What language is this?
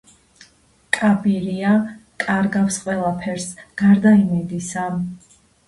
Georgian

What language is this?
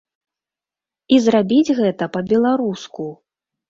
Belarusian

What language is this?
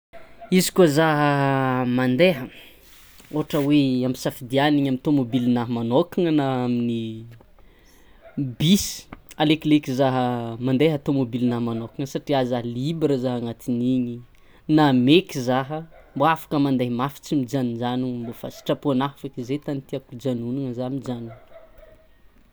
Tsimihety Malagasy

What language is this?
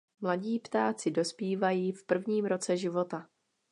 Czech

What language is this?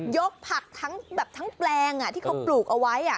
Thai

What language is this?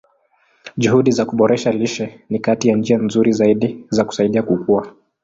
Swahili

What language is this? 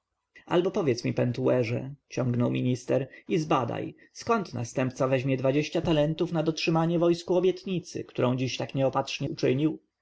Polish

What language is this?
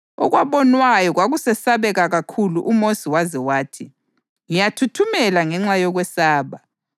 North Ndebele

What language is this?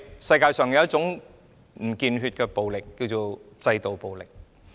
Cantonese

